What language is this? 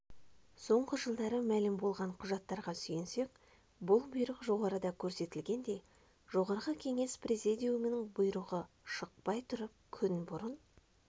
Kazakh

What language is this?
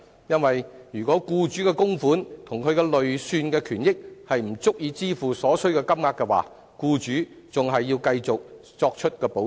Cantonese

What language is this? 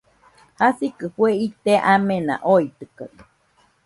Nüpode Huitoto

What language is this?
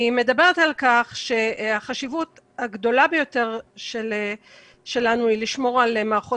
Hebrew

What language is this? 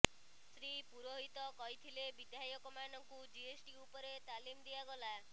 Odia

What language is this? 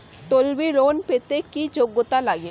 Bangla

